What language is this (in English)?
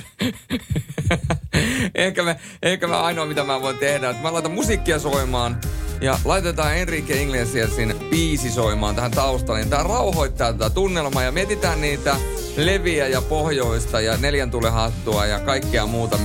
Finnish